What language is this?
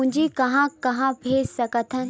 Chhattisgarhi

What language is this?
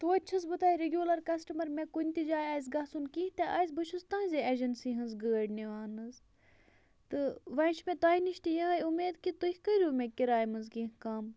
Kashmiri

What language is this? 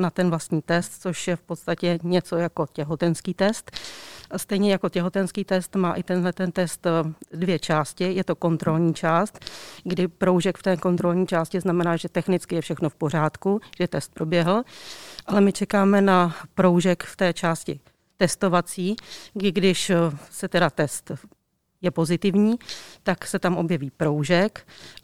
Czech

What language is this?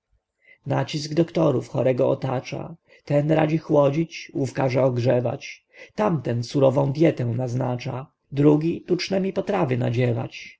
Polish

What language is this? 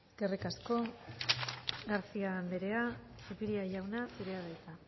Basque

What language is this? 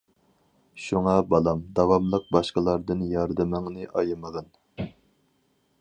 Uyghur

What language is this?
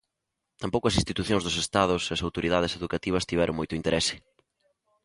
Galician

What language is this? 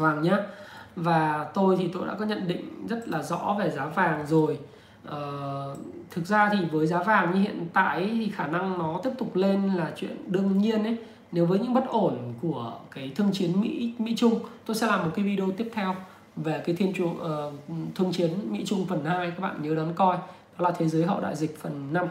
Vietnamese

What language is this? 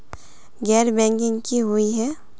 Magahi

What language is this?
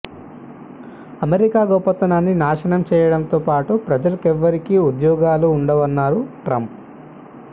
Telugu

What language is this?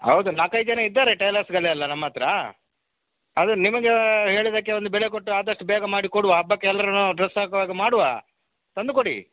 Kannada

